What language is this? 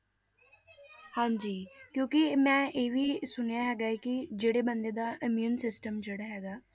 Punjabi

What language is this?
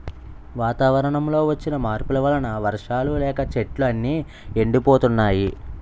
Telugu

